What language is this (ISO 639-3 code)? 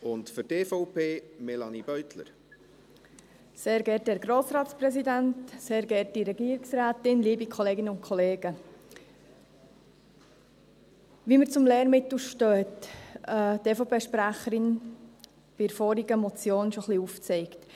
gsw